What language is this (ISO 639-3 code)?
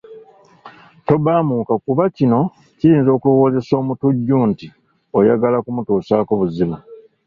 lug